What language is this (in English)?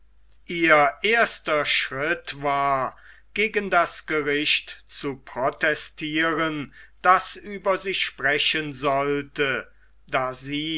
German